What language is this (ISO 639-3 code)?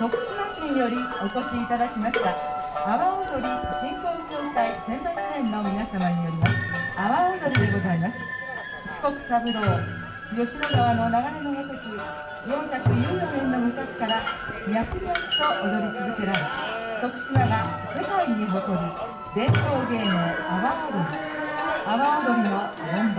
jpn